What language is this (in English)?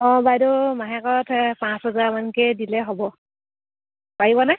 Assamese